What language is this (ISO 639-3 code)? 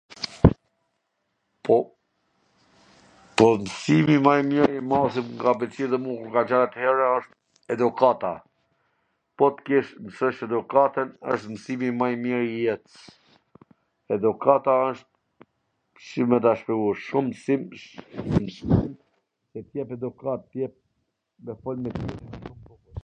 aln